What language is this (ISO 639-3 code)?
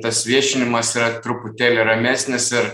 lit